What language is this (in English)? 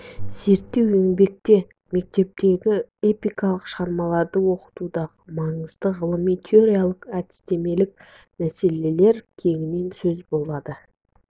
Kazakh